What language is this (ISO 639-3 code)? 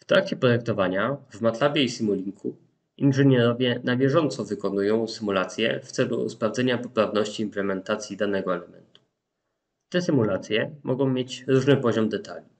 pol